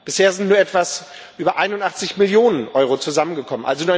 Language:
German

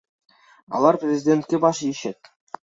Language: Kyrgyz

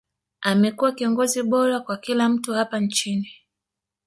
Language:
Swahili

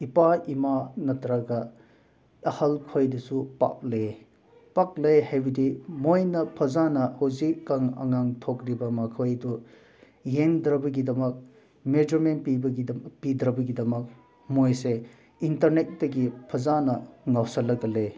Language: Manipuri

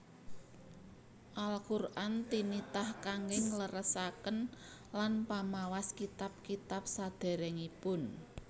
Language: Javanese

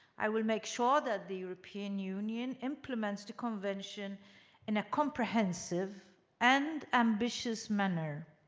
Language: English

